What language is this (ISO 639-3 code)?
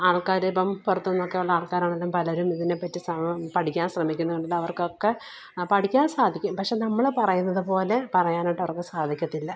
mal